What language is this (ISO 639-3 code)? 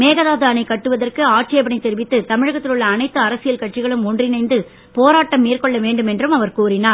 tam